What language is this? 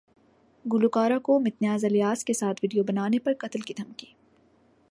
Urdu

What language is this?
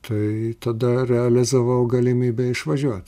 Lithuanian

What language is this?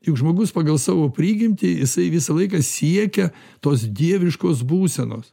Lithuanian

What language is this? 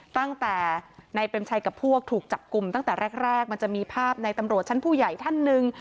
Thai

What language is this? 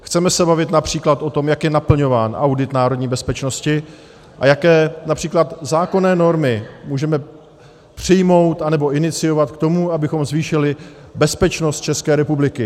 Czech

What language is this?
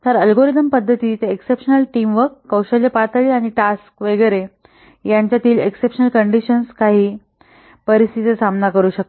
Marathi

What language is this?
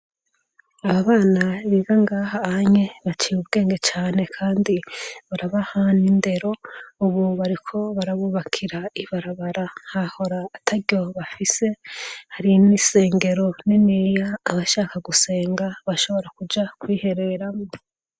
Rundi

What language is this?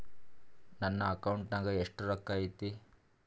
Kannada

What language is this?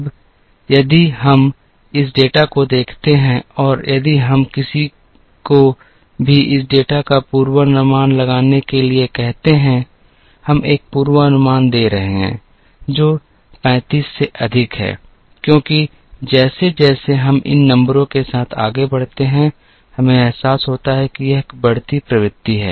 Hindi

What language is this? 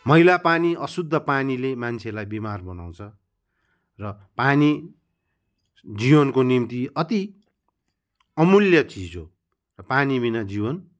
Nepali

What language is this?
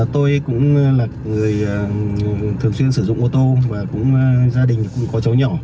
Vietnamese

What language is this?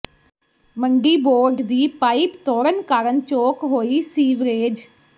Punjabi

